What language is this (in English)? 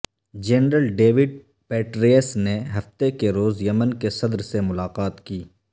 Urdu